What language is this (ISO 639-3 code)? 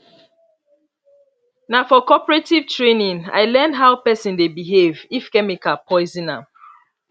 pcm